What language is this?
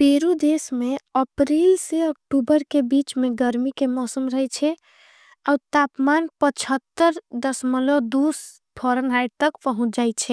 Angika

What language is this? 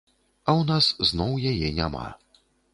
Belarusian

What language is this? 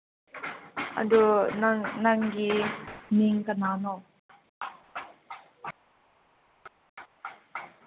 Manipuri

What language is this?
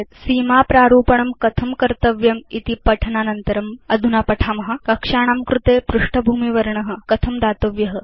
Sanskrit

